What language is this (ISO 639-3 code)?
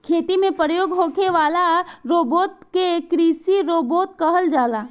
bho